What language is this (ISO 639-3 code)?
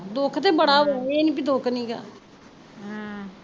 pan